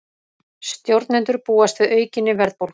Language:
Icelandic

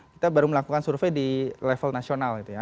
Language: Indonesian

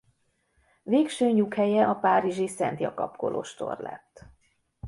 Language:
Hungarian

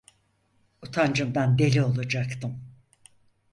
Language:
Turkish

